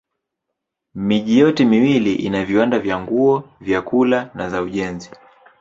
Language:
Swahili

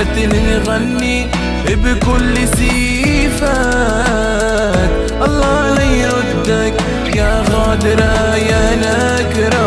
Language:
Arabic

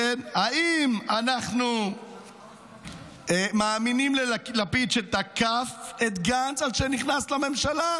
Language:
Hebrew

